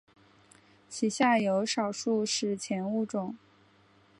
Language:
Chinese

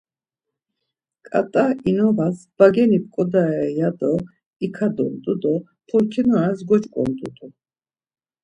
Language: Laz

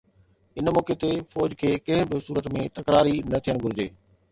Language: Sindhi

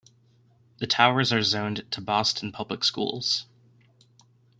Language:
English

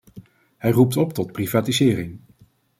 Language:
Dutch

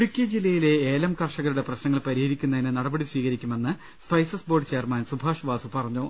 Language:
Malayalam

